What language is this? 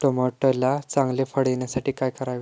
Marathi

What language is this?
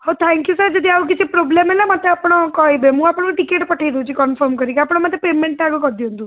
Odia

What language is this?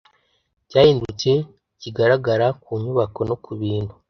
Kinyarwanda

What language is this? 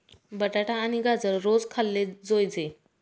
Marathi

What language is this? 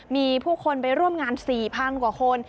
Thai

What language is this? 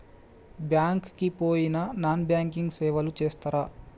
Telugu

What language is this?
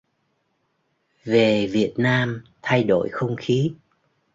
Vietnamese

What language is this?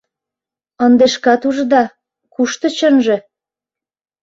Mari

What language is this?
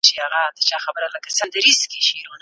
Pashto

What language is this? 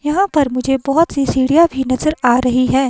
Hindi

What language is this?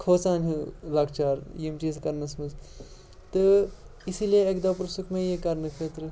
Kashmiri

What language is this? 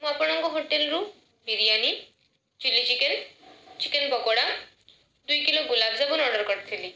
Odia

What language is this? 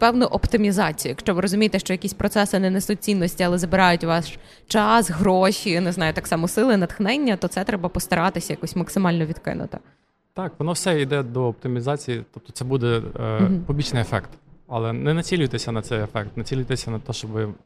Ukrainian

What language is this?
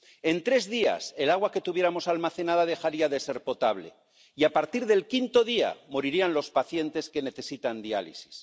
Spanish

